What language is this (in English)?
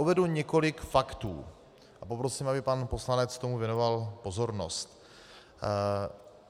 Czech